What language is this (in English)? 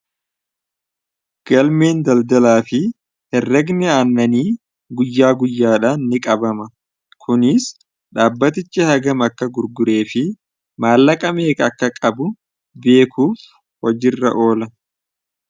Oromo